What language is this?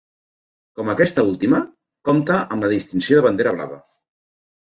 Catalan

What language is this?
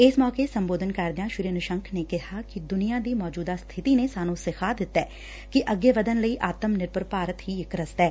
Punjabi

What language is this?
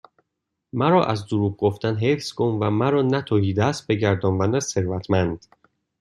Persian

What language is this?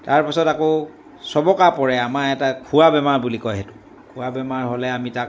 Assamese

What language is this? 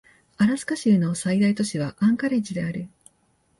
Japanese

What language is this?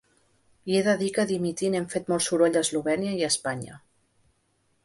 Catalan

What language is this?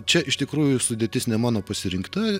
Lithuanian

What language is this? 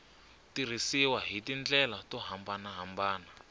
Tsonga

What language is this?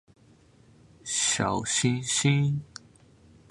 Chinese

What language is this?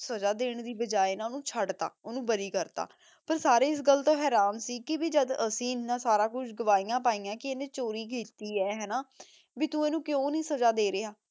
Punjabi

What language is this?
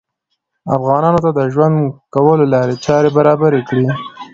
Pashto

